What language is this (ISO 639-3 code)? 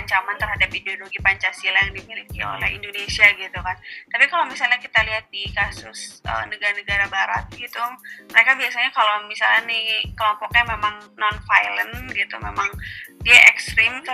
ind